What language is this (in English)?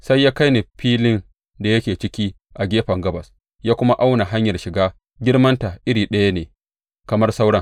Hausa